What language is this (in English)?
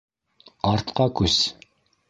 Bashkir